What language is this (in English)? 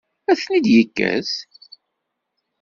Kabyle